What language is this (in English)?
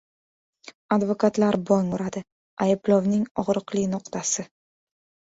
Uzbek